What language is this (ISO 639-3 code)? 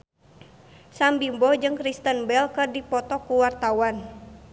sun